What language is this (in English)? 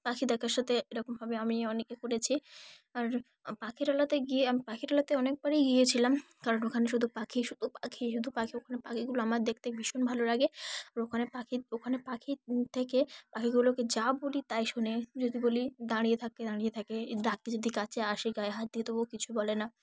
Bangla